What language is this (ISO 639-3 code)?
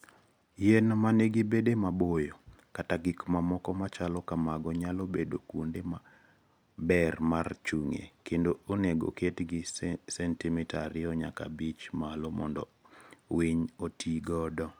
luo